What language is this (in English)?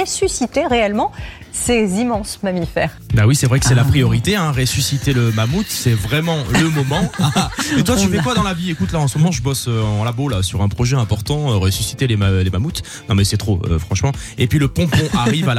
French